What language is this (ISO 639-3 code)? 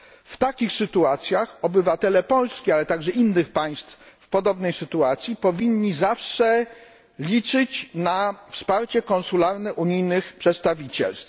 pol